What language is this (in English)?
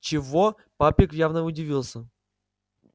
Russian